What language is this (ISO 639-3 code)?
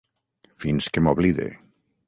cat